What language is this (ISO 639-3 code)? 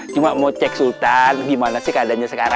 ind